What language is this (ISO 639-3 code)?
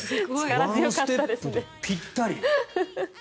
jpn